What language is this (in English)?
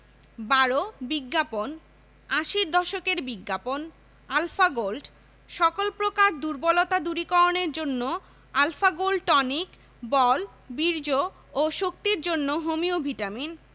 Bangla